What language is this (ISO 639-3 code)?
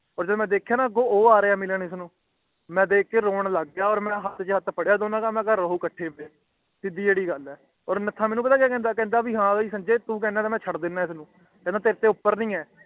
pan